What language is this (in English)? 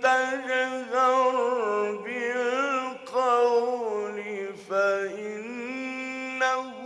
Arabic